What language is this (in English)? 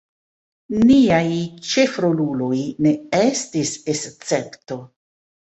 Esperanto